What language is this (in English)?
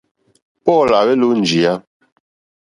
Mokpwe